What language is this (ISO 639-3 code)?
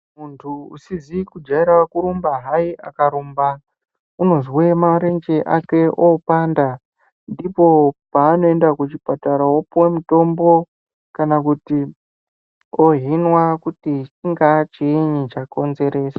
ndc